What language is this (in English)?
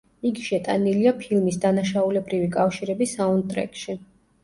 Georgian